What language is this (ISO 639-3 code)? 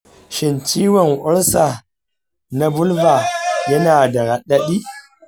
hau